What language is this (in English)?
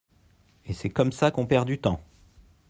French